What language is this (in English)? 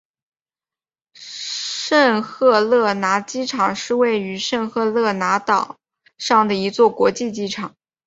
Chinese